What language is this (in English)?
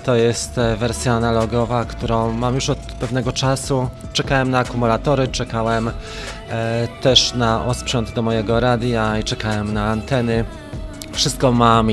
Polish